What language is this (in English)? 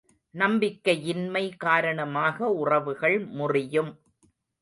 Tamil